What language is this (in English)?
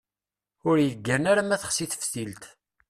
Kabyle